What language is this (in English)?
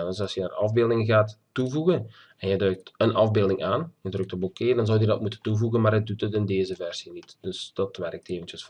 Dutch